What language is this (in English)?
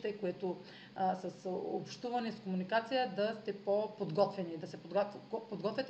Bulgarian